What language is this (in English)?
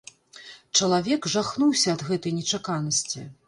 Belarusian